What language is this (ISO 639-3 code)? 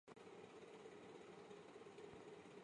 zho